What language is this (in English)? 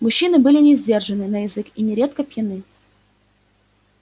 Russian